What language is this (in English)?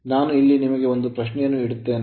Kannada